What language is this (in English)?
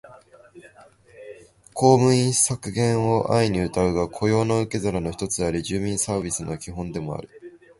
Japanese